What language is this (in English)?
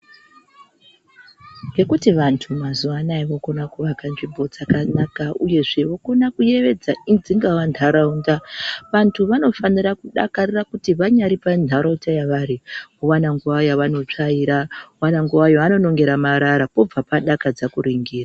Ndau